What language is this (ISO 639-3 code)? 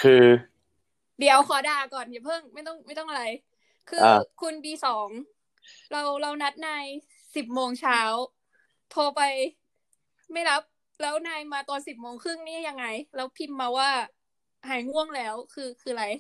tha